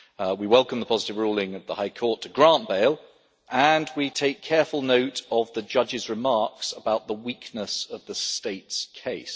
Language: English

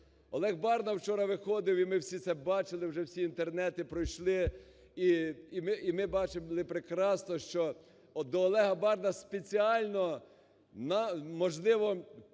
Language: Ukrainian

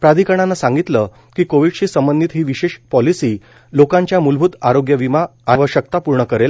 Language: Marathi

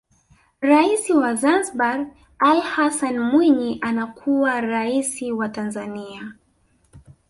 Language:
Swahili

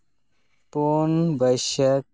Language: Santali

